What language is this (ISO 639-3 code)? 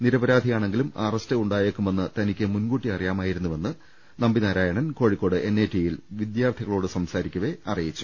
mal